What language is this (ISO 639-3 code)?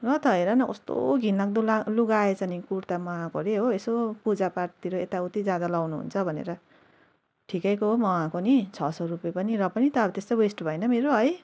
nep